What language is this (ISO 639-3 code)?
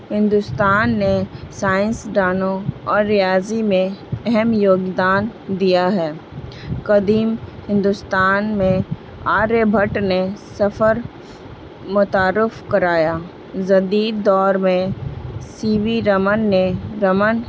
urd